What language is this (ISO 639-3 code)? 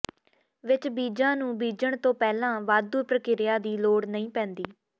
pan